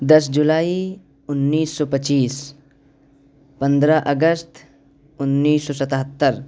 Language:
Urdu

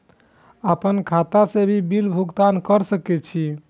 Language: Maithili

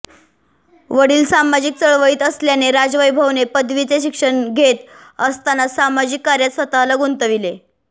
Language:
Marathi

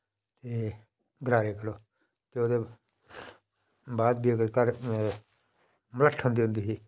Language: Dogri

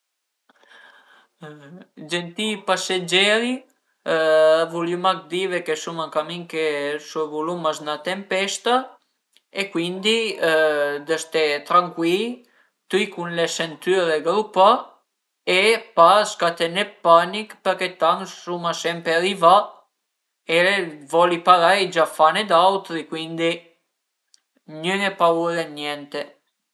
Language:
Piedmontese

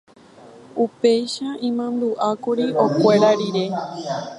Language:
Guarani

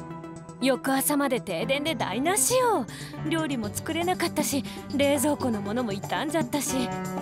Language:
Japanese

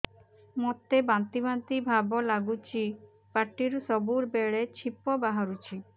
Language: Odia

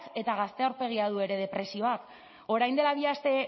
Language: Basque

